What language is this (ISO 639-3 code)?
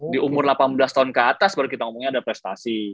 ind